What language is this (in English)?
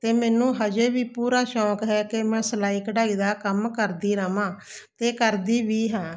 Punjabi